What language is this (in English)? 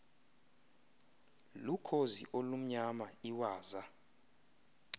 Xhosa